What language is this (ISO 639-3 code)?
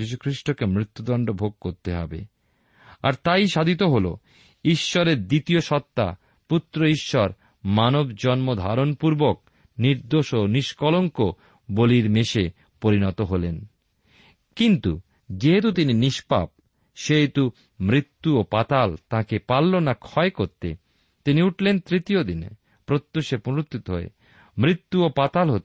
ben